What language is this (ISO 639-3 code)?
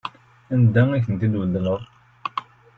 kab